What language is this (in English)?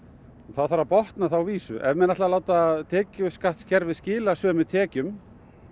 Icelandic